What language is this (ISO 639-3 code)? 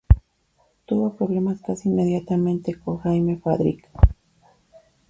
spa